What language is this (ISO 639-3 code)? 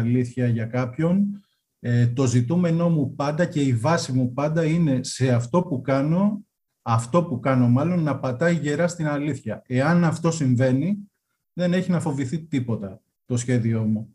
ell